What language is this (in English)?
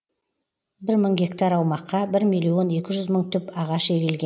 Kazakh